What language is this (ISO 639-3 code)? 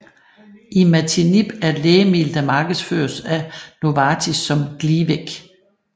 dan